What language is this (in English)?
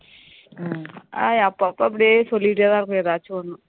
Tamil